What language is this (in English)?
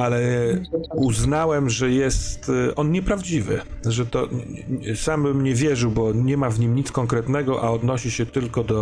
Polish